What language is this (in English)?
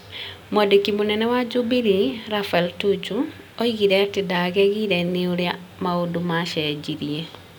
Kikuyu